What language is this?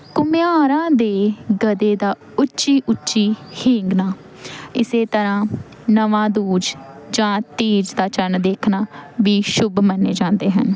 Punjabi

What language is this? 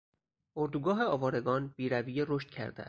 Persian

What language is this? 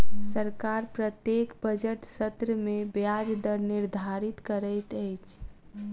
Maithili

